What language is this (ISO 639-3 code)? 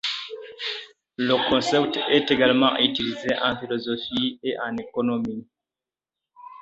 fra